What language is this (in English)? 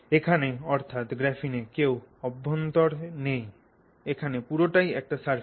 Bangla